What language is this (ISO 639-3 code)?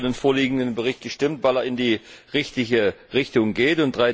deu